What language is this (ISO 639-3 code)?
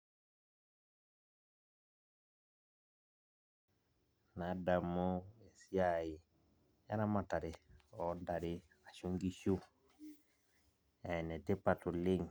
mas